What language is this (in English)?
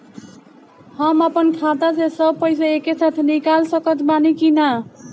Bhojpuri